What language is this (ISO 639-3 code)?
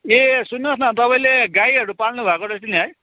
nep